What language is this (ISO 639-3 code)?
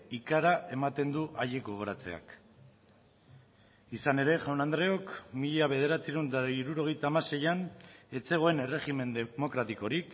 eus